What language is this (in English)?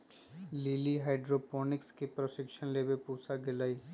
Magahi